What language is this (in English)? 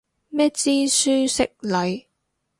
Cantonese